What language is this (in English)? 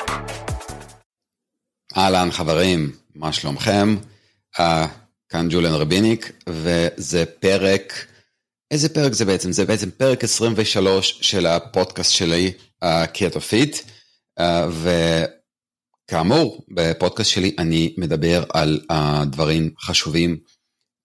Hebrew